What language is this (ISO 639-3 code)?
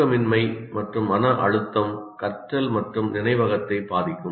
tam